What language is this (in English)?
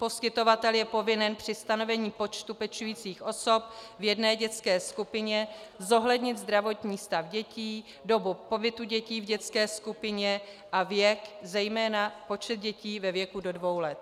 Czech